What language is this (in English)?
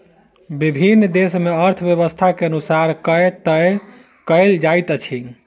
Maithili